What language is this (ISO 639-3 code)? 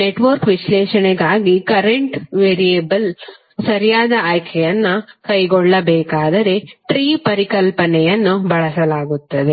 kan